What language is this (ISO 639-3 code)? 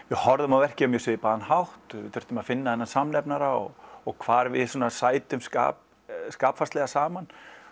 isl